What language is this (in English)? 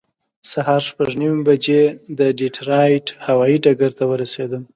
Pashto